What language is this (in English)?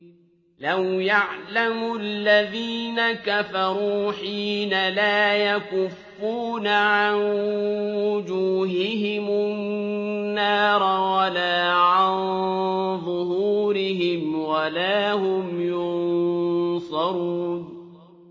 Arabic